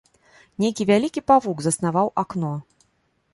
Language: Belarusian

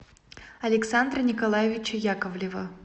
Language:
Russian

